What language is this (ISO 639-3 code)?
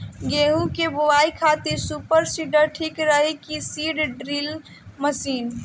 bho